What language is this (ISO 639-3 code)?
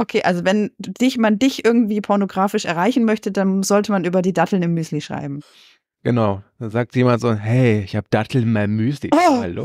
deu